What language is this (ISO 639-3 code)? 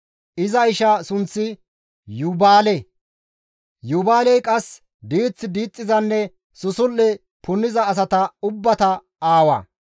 gmv